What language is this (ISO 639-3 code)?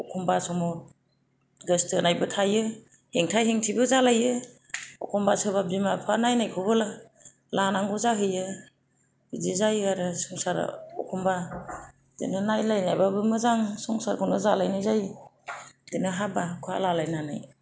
brx